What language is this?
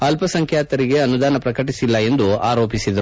Kannada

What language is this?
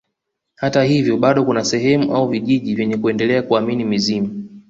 Swahili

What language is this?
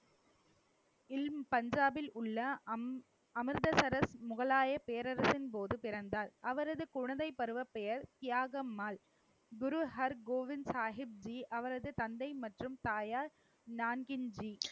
Tamil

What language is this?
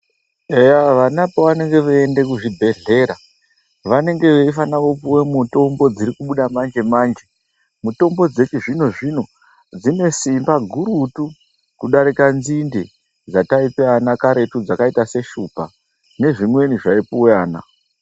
Ndau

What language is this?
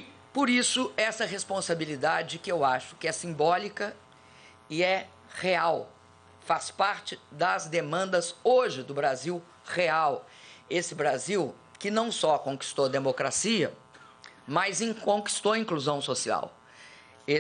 Portuguese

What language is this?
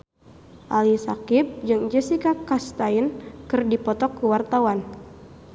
Sundanese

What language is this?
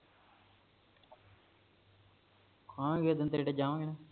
Punjabi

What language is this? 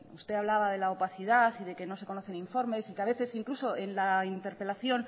Spanish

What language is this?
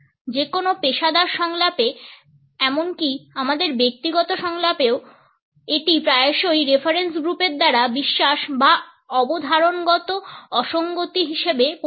Bangla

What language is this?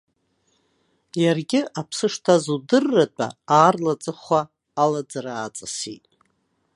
Abkhazian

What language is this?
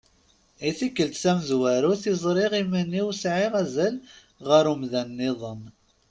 Kabyle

